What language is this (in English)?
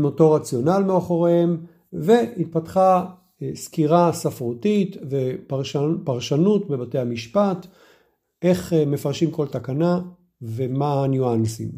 Hebrew